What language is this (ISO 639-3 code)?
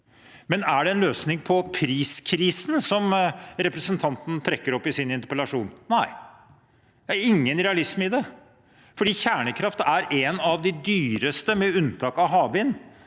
nor